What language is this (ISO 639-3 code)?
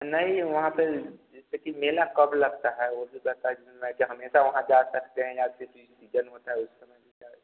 hin